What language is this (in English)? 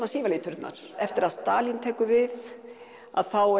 Icelandic